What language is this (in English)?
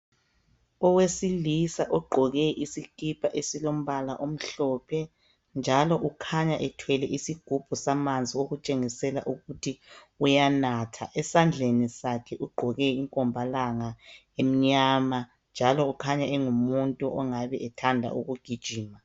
North Ndebele